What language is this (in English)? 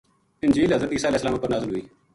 Gujari